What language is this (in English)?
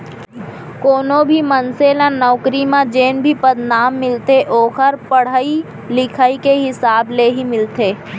Chhattisgarhi